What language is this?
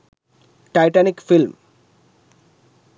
Sinhala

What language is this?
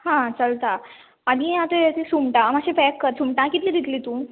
Konkani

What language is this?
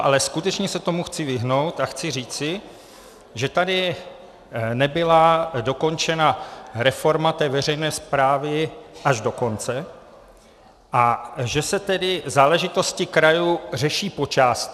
Czech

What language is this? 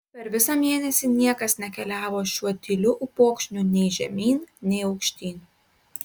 Lithuanian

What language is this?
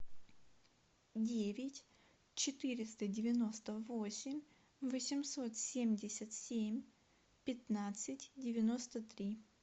Russian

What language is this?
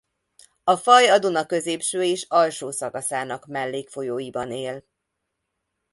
Hungarian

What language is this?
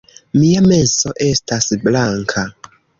Esperanto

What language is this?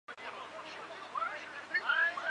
Chinese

